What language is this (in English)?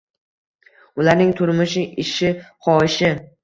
Uzbek